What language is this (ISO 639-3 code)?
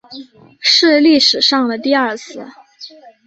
zho